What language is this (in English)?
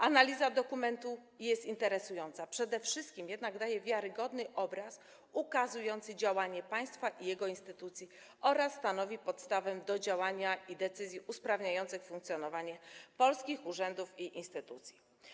Polish